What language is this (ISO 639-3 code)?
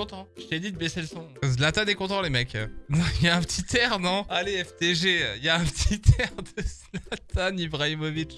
fra